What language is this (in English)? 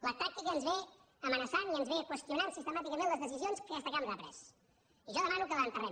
Catalan